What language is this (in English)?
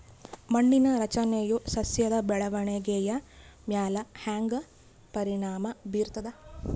Kannada